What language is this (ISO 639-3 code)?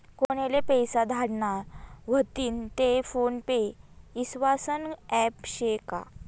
mar